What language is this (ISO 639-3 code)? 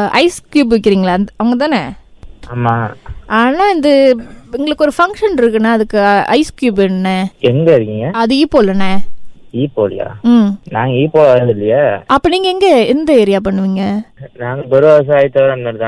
tam